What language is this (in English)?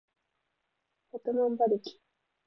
Japanese